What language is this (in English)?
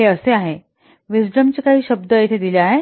Marathi